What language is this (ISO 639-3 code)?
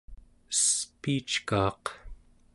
esu